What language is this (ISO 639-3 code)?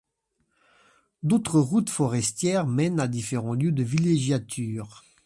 fra